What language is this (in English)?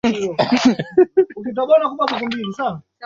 Swahili